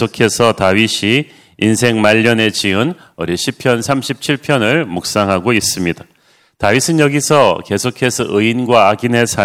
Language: Korean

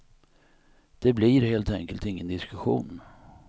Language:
Swedish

